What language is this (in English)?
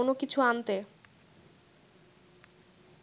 Bangla